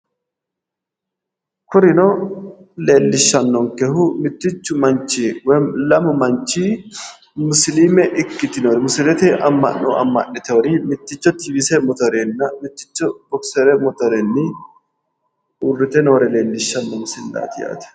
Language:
Sidamo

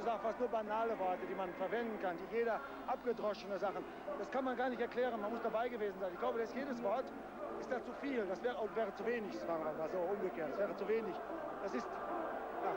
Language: German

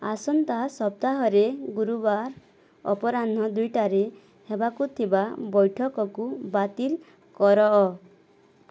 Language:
Odia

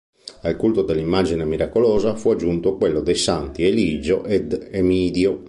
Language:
Italian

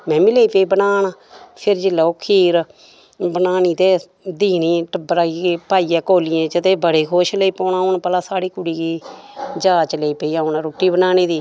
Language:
Dogri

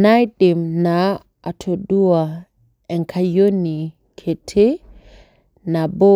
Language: Masai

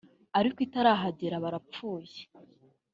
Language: Kinyarwanda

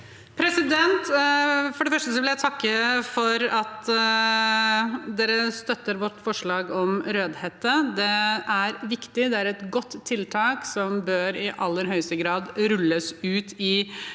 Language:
Norwegian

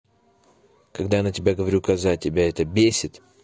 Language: Russian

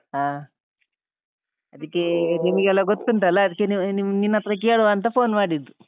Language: Kannada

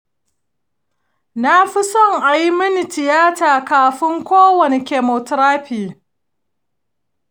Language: Hausa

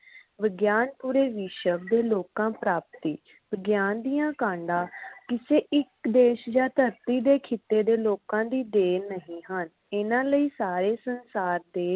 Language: Punjabi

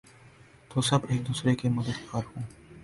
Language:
Urdu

